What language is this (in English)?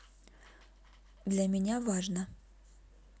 Russian